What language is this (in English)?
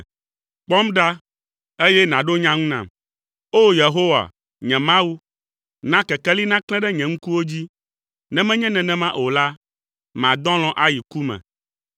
Ewe